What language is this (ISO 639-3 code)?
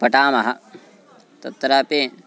san